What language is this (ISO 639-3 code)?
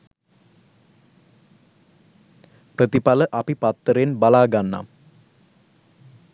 sin